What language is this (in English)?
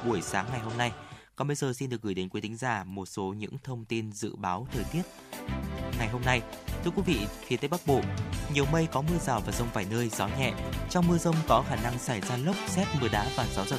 Vietnamese